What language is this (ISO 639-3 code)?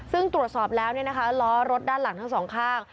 tha